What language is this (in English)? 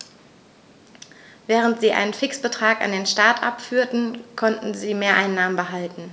German